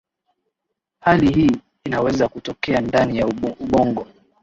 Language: Swahili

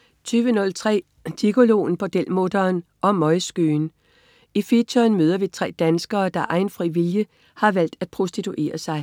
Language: Danish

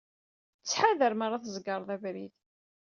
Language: Kabyle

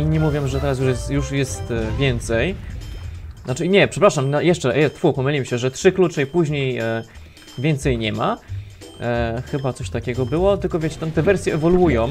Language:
Polish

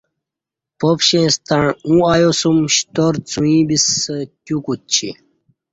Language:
Kati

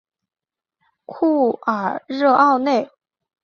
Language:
Chinese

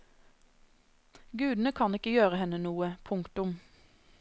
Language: Norwegian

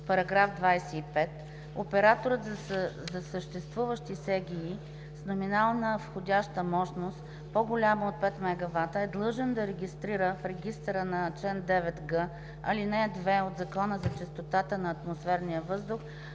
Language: Bulgarian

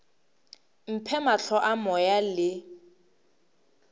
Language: Northern Sotho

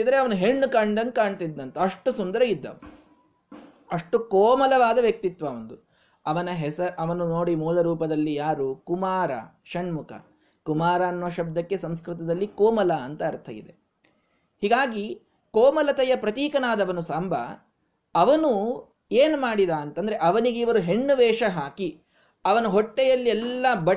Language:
Kannada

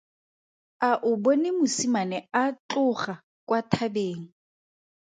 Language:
Tswana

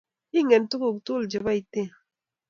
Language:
Kalenjin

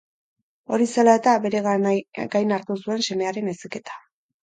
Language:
Basque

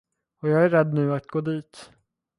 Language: Swedish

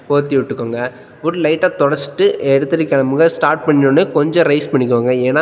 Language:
Tamil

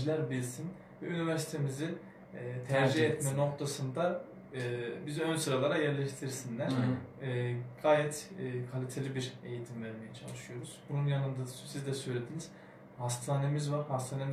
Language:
Turkish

